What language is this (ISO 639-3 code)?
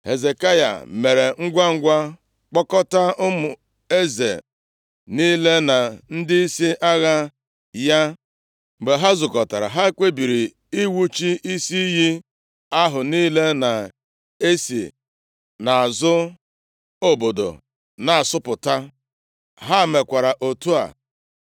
ibo